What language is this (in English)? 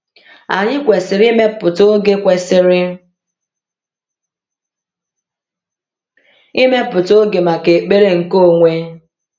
Igbo